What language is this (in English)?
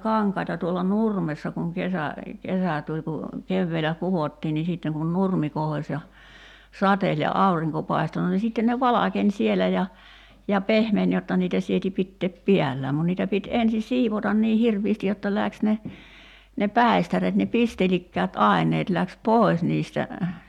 Finnish